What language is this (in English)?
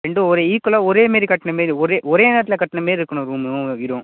Tamil